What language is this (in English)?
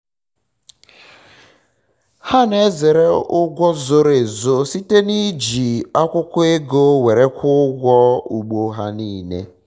Igbo